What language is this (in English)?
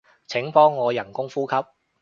Cantonese